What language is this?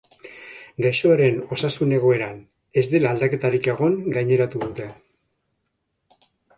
Basque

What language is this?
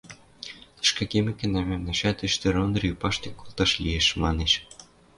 Western Mari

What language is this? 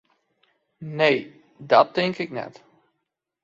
Western Frisian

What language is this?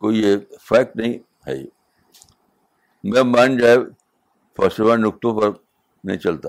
Urdu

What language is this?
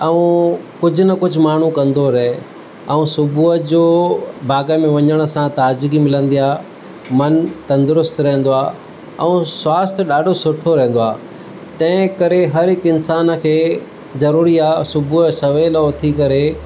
Sindhi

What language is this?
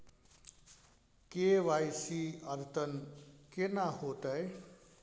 Maithili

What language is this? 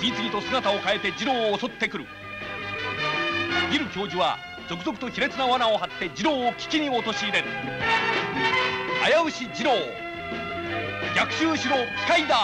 Japanese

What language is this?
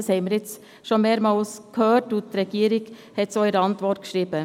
Swiss German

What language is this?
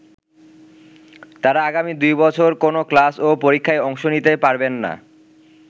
Bangla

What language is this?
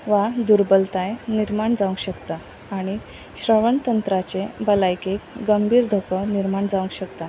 Konkani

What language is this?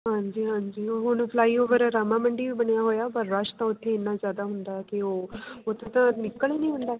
Punjabi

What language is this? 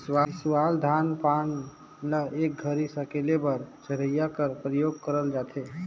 Chhattisgarhi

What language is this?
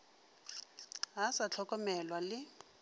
Northern Sotho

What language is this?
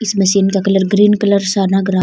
Rajasthani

